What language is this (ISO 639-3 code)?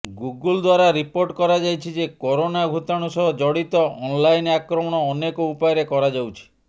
ori